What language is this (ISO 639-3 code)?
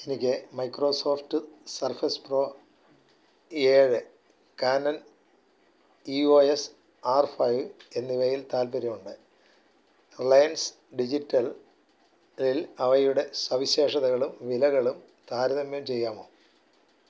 mal